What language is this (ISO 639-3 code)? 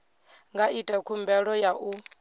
ven